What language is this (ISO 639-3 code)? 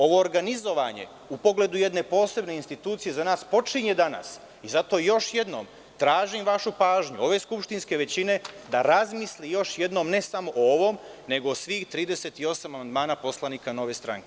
srp